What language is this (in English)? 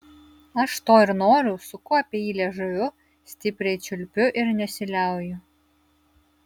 Lithuanian